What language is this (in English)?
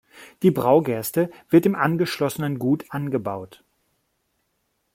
German